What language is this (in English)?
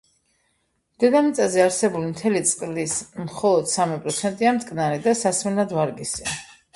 Georgian